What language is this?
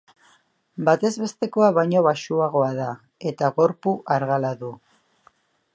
Basque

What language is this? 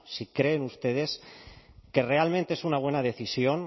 Spanish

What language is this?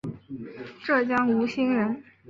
Chinese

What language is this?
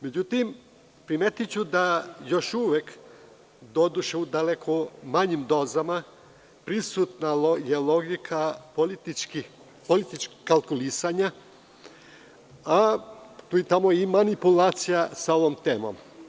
Serbian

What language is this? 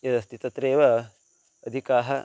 Sanskrit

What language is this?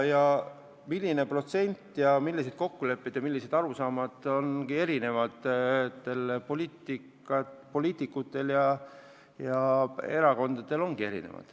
Estonian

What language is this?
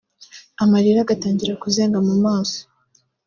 Kinyarwanda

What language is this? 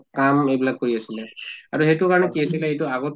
Assamese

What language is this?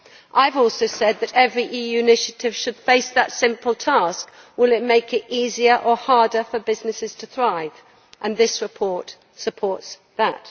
English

